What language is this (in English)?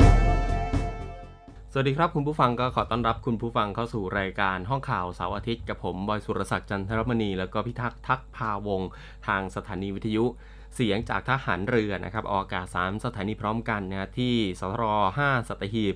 Thai